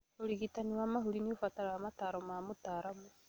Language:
Kikuyu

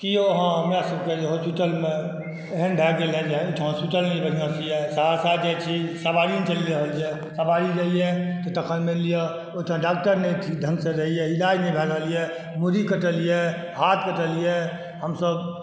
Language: Maithili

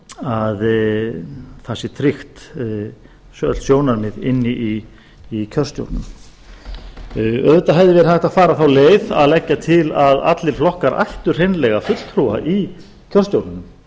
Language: Icelandic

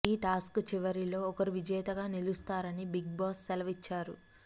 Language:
Telugu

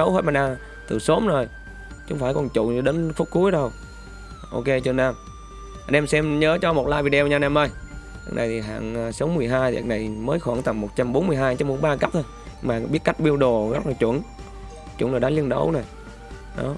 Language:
Vietnamese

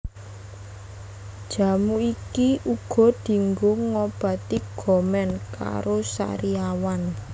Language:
Javanese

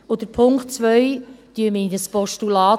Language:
Swiss German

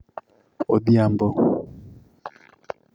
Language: Luo (Kenya and Tanzania)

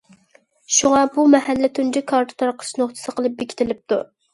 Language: Uyghur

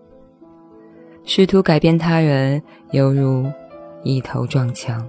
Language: Chinese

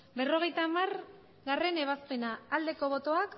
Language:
Basque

